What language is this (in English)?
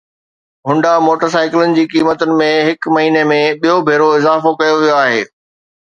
Sindhi